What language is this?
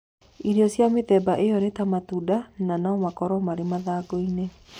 Kikuyu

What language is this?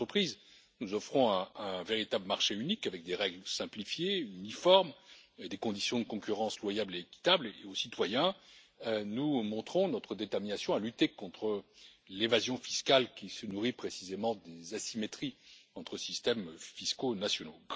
French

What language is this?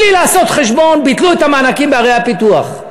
Hebrew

